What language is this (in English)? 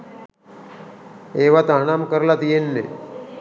Sinhala